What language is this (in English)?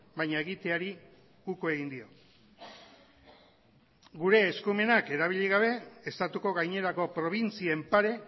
Basque